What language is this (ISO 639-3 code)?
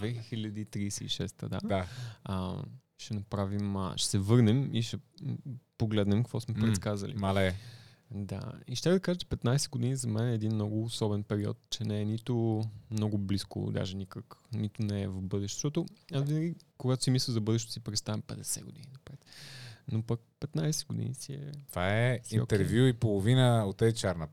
bul